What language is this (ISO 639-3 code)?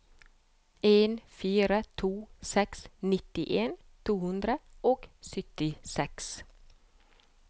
nor